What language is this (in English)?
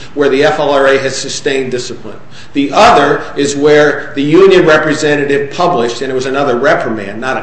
English